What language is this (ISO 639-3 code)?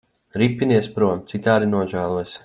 lav